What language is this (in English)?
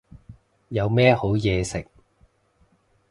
Cantonese